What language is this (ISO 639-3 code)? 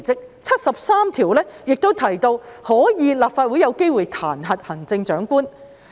yue